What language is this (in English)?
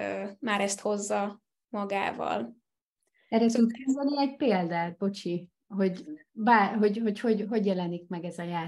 Hungarian